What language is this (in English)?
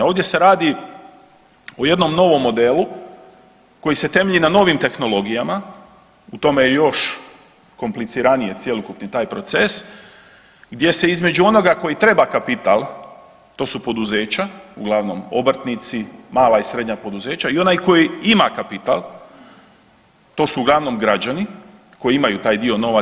Croatian